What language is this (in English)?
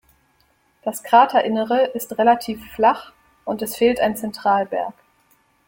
German